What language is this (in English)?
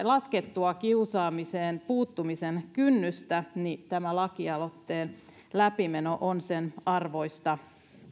Finnish